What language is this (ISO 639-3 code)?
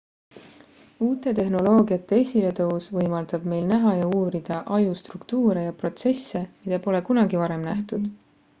est